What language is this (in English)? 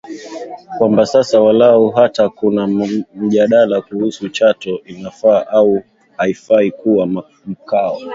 Swahili